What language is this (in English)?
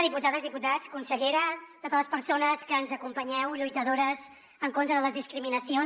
Catalan